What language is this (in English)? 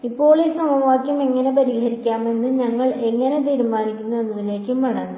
Malayalam